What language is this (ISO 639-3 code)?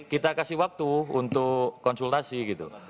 ind